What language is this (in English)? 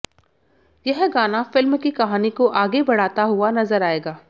Hindi